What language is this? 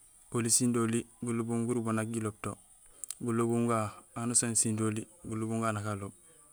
Gusilay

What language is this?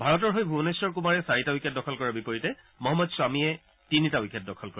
Assamese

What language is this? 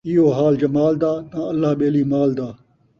Saraiki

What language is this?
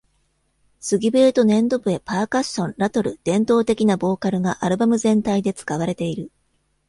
Japanese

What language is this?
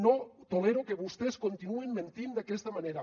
Catalan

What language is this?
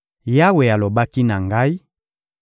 Lingala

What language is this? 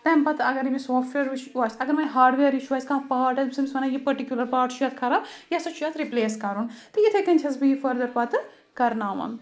Kashmiri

